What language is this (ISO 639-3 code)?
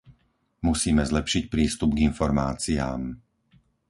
slk